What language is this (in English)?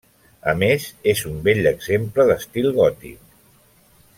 Catalan